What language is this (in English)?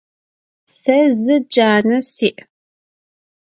Adyghe